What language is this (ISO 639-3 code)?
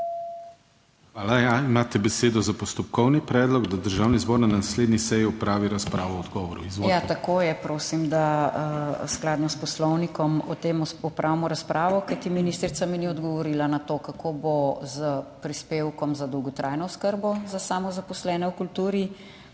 slv